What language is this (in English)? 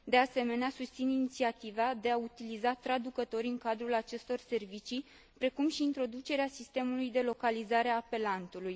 Romanian